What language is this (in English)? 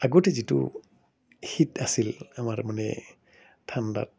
Assamese